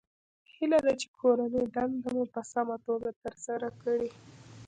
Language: Pashto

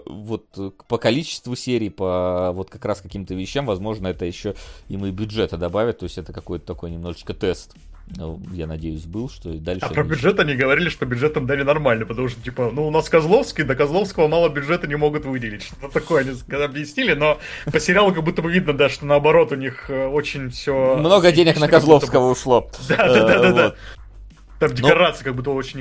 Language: Russian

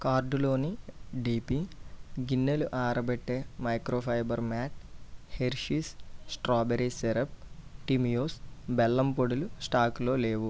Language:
Telugu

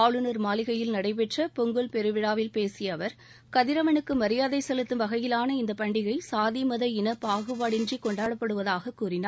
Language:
Tamil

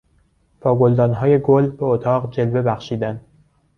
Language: Persian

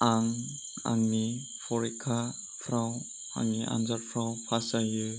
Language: Bodo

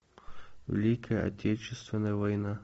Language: Russian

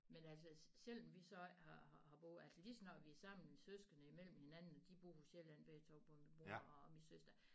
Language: Danish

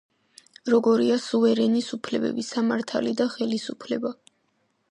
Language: Georgian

